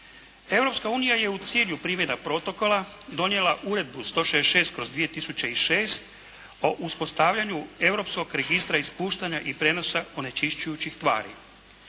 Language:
Croatian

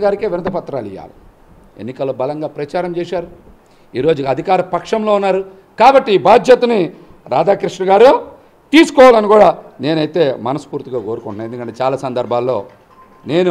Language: Telugu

